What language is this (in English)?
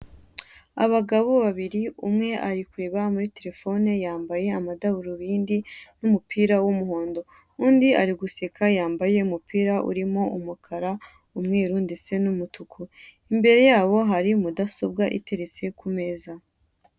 Kinyarwanda